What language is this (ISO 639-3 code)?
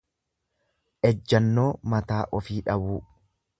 orm